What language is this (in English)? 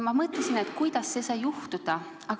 Estonian